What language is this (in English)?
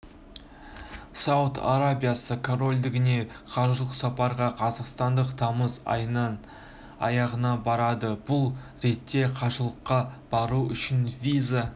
Kazakh